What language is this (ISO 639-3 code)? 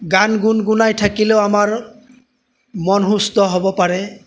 asm